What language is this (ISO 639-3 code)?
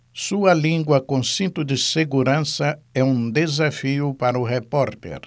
por